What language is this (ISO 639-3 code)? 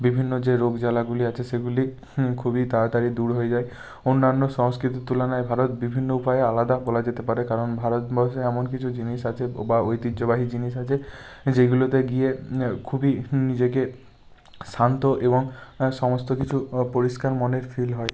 ben